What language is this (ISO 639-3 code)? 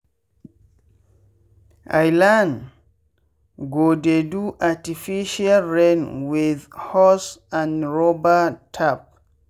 pcm